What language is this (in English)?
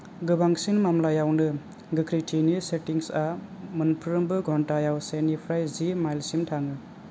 Bodo